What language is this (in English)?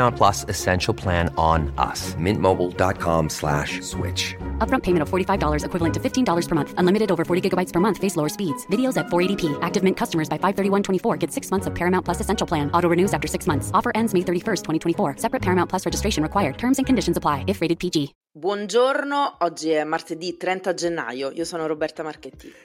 Italian